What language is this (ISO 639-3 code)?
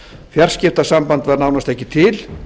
isl